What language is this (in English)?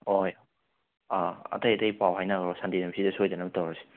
Manipuri